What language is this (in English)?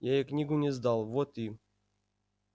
Russian